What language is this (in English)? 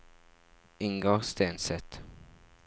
Norwegian